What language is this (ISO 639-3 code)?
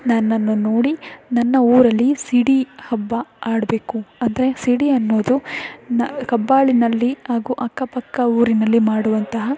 kan